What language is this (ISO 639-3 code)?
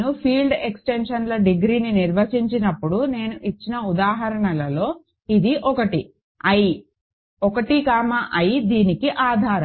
tel